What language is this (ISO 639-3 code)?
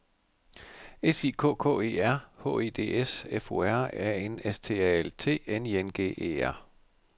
dan